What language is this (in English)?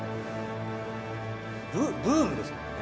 Japanese